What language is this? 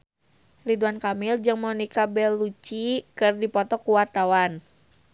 Sundanese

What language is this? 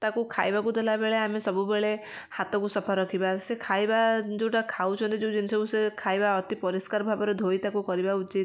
Odia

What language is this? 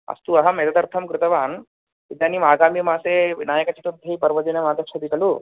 Sanskrit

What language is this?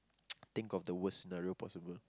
English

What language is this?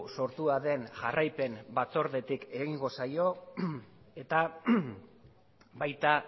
Basque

